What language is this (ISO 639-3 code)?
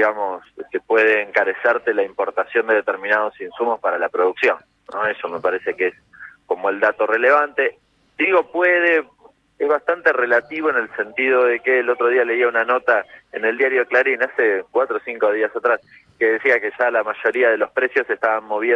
spa